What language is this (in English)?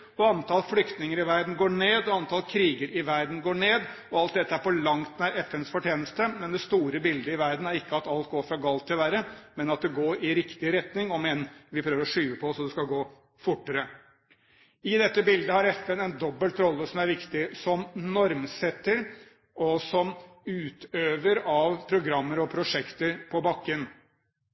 Norwegian Bokmål